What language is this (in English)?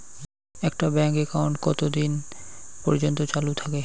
Bangla